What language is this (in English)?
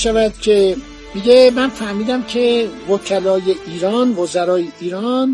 Persian